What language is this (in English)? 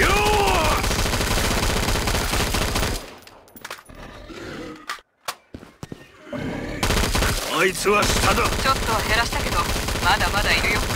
Japanese